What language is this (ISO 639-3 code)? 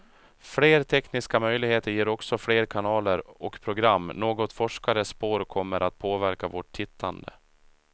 swe